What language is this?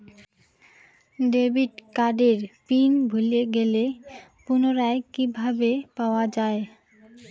Bangla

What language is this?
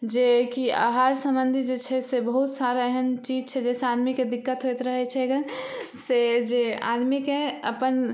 Maithili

